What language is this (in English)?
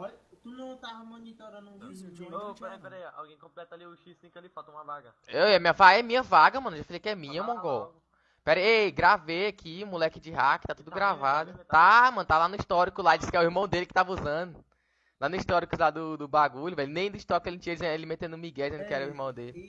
Portuguese